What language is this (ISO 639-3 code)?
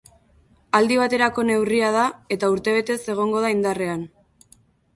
eus